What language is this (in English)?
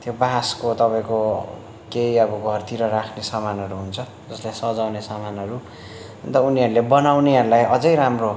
Nepali